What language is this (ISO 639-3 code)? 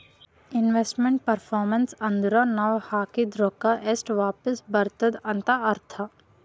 kan